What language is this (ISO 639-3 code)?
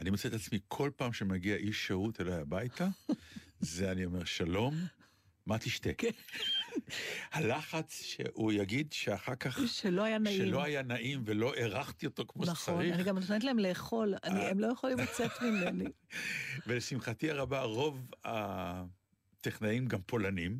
heb